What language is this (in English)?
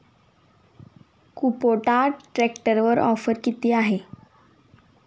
Marathi